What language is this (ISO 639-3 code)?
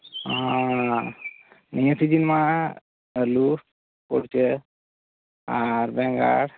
sat